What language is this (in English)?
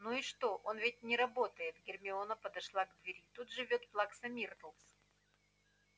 Russian